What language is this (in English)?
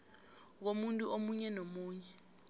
South Ndebele